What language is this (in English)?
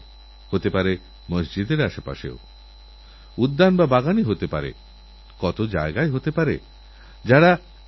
Bangla